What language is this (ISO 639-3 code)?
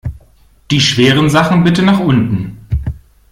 deu